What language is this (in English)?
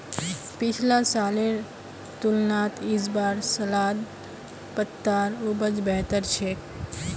Magahi